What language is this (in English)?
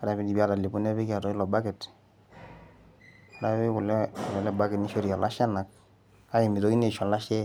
Masai